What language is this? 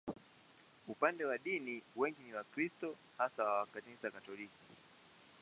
Swahili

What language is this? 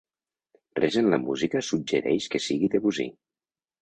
Catalan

